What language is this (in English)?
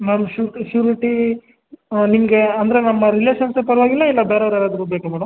Kannada